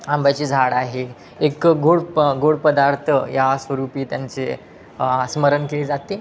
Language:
Marathi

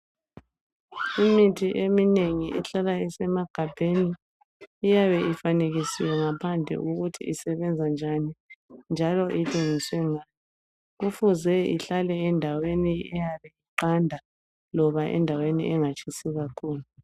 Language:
North Ndebele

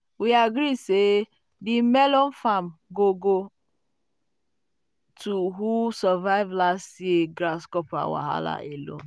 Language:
Nigerian Pidgin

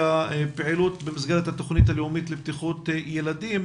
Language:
Hebrew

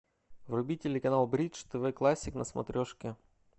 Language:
Russian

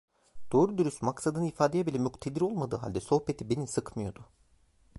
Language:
Turkish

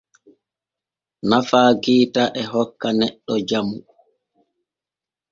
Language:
Borgu Fulfulde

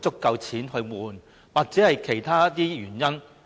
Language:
Cantonese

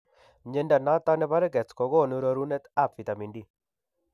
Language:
Kalenjin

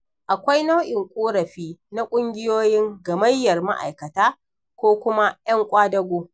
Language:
Hausa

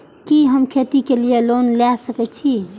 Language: Maithili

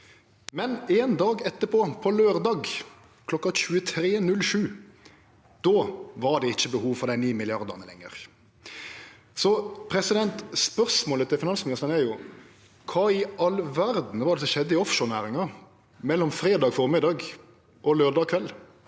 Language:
Norwegian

